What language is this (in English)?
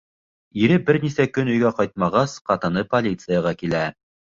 Bashkir